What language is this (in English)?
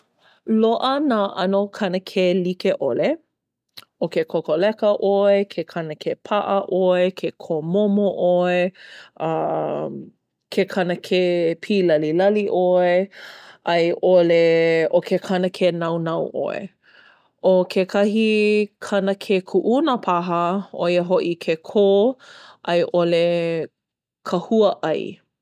Hawaiian